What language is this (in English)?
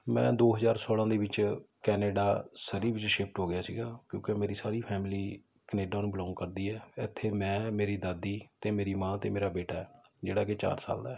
Punjabi